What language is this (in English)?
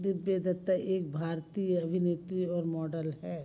Hindi